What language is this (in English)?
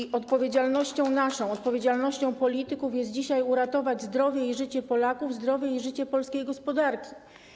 Polish